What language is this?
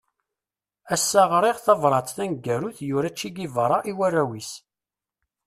Kabyle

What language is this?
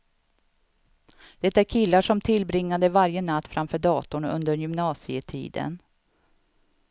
Swedish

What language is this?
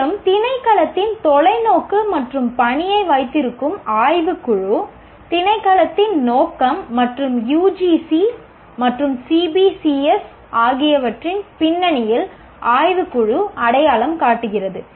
Tamil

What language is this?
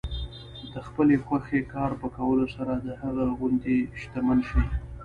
Pashto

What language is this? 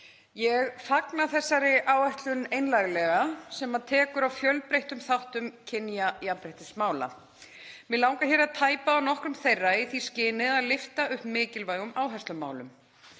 Icelandic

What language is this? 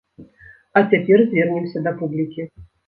Belarusian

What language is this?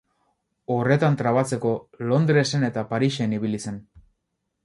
Basque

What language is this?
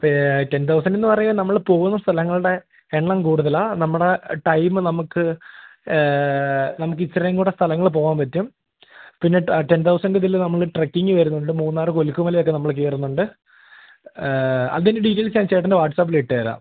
Malayalam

